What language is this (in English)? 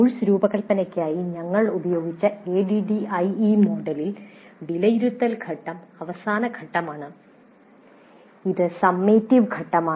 Malayalam